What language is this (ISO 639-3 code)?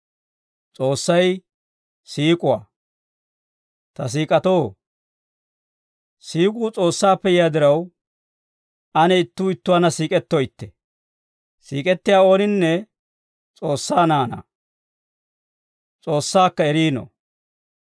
dwr